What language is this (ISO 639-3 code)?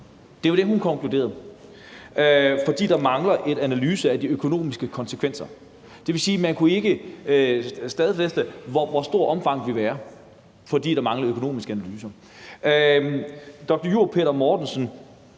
dan